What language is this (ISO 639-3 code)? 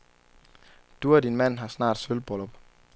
dan